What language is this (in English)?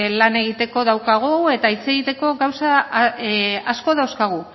Basque